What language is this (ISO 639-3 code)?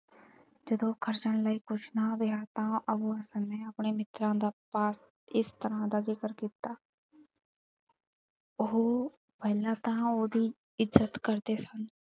pan